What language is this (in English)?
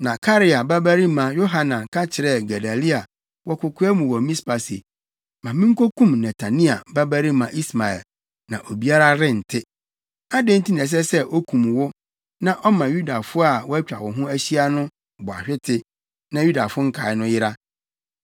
Akan